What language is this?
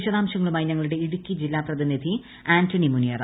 Malayalam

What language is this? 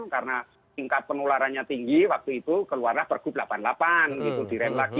Indonesian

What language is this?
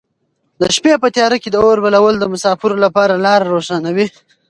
Pashto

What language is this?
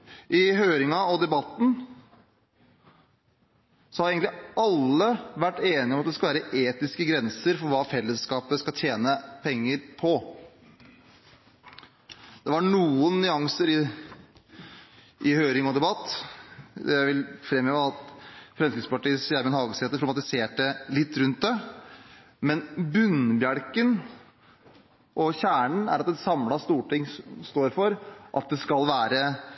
Norwegian Bokmål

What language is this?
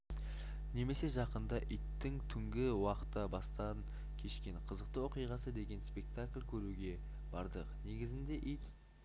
Kazakh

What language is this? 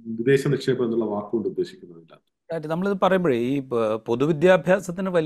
Malayalam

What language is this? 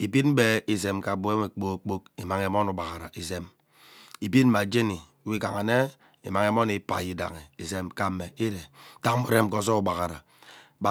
Ubaghara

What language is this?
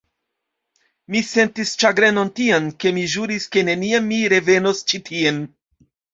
Esperanto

